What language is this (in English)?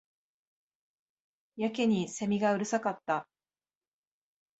Japanese